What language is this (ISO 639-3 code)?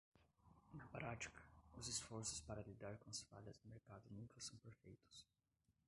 por